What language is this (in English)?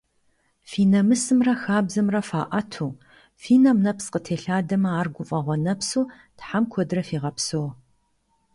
Kabardian